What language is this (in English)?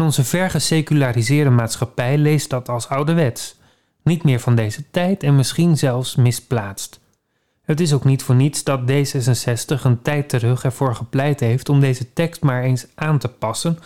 Dutch